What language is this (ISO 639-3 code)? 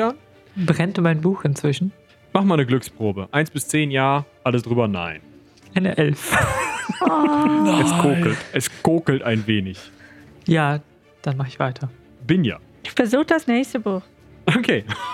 deu